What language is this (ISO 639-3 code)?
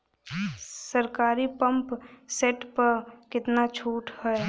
bho